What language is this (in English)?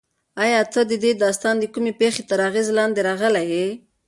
Pashto